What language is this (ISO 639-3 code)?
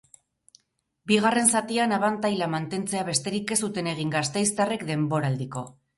eus